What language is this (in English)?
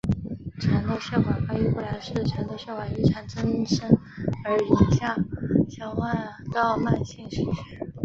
Chinese